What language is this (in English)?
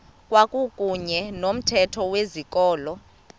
Xhosa